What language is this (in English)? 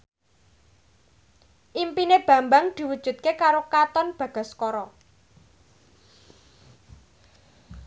Javanese